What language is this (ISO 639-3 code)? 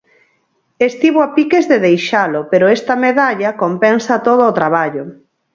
glg